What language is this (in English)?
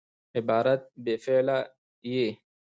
Pashto